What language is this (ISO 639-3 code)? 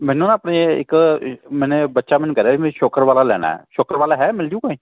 pan